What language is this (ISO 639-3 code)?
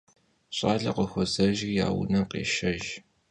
kbd